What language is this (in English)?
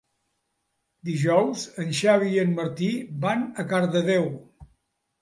Catalan